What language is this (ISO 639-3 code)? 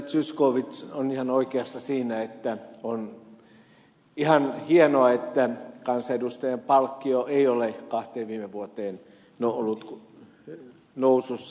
fin